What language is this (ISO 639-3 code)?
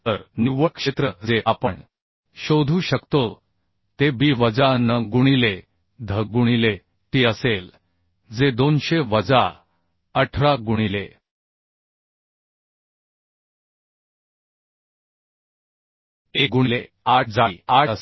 mar